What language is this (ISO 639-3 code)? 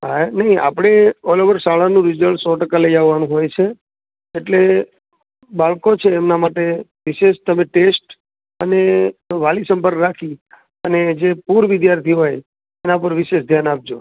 guj